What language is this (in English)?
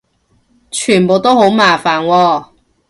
Cantonese